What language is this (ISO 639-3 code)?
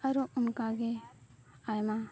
sat